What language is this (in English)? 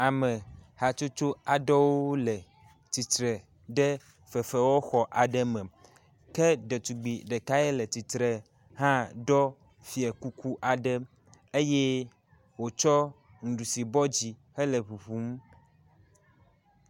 Ewe